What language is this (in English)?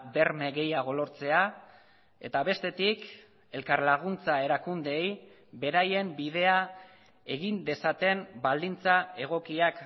Basque